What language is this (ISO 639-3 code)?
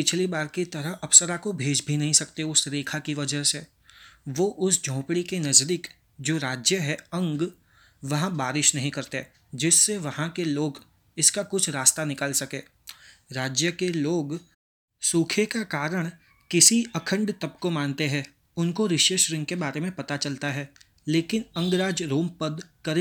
hin